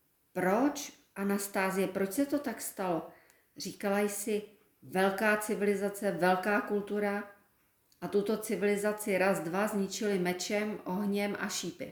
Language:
Czech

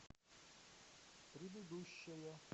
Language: Russian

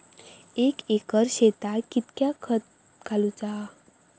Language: Marathi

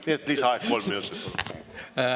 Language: Estonian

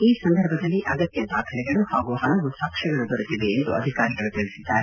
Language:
Kannada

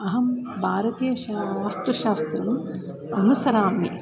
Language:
Sanskrit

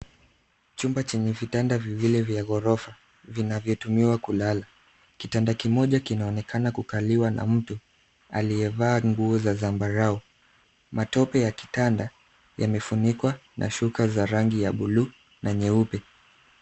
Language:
Swahili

